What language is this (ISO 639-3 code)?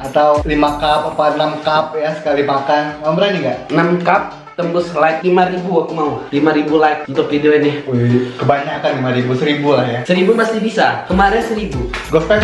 ind